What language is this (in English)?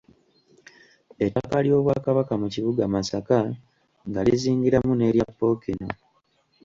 Ganda